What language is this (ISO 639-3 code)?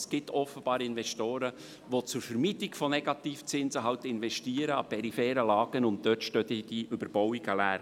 gsw